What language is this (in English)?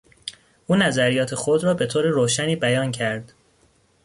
Persian